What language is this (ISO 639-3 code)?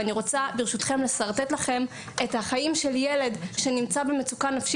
heb